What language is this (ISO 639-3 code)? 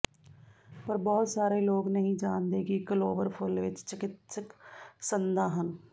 pan